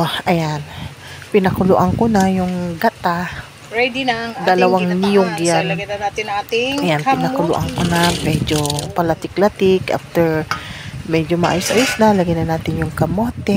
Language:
Filipino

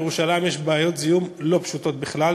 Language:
Hebrew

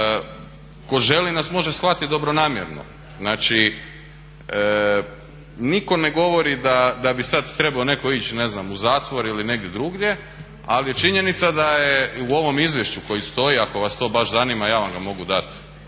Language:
Croatian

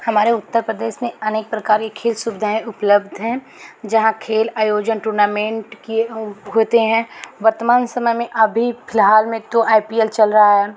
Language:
Hindi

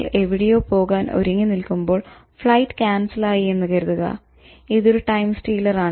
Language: Malayalam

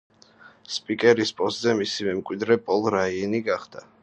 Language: Georgian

